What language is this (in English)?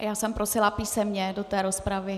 Czech